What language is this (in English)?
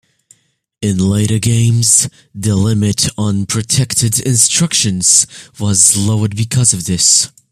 English